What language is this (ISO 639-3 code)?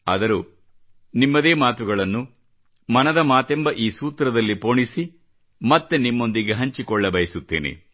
kan